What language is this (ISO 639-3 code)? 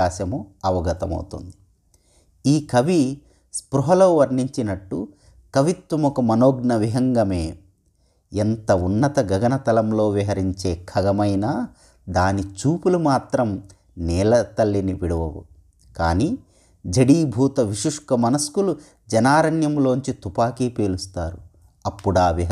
tel